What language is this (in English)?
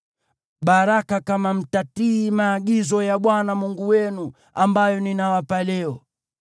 Swahili